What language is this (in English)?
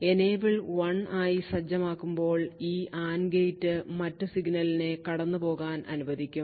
Malayalam